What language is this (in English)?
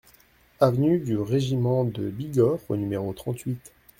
French